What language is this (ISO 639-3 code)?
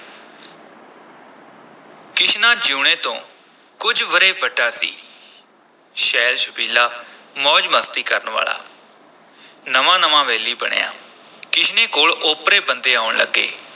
pan